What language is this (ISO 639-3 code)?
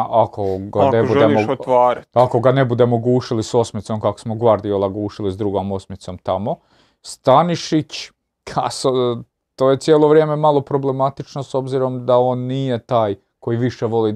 hrv